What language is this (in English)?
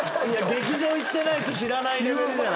Japanese